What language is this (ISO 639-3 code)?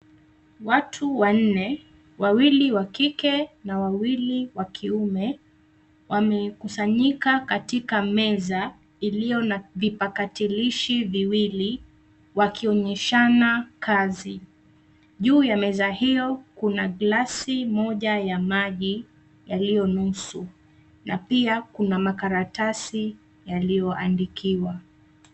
swa